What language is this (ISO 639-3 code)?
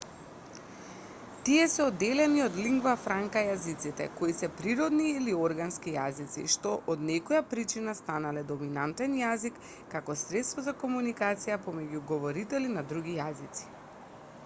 mkd